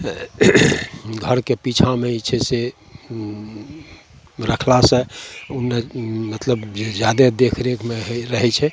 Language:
Maithili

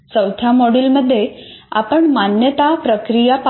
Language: Marathi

